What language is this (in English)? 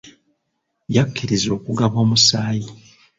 Ganda